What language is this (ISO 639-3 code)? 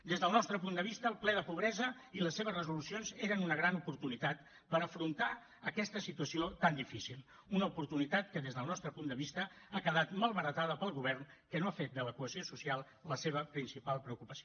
cat